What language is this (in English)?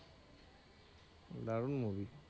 Bangla